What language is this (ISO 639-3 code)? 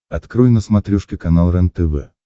rus